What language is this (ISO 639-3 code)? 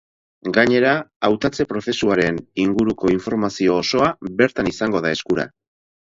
eus